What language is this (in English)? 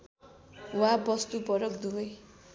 Nepali